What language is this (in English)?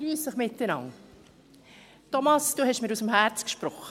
Swiss German